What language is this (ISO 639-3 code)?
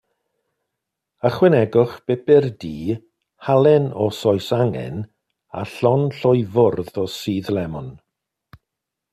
cym